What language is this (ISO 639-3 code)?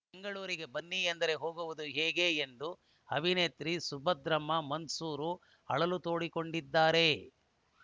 kan